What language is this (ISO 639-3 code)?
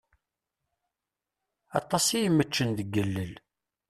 kab